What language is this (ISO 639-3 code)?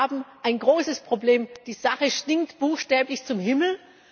deu